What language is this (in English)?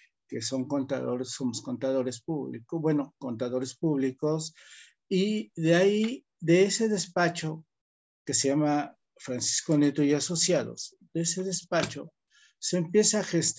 Spanish